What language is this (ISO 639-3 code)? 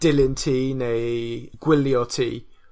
cym